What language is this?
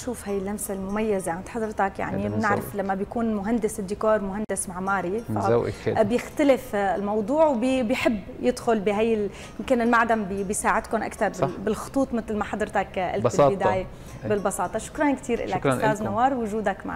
Arabic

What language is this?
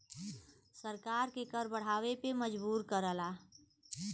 Bhojpuri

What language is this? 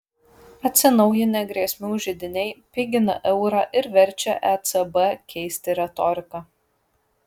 Lithuanian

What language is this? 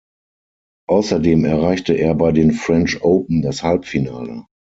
German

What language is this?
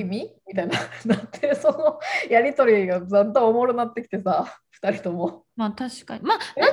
Japanese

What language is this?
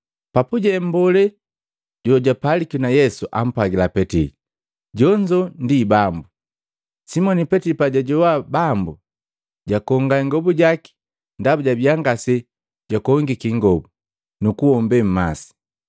Matengo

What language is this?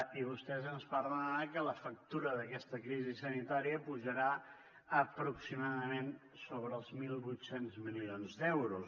Catalan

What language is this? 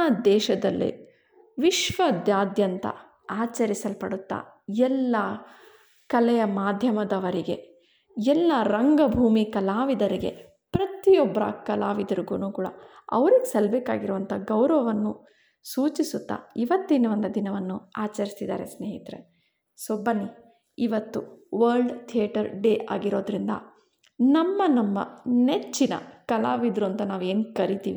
Kannada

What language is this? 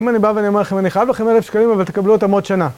Hebrew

